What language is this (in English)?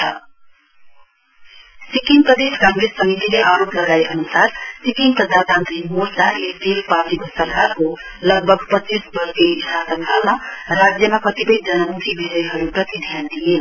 Nepali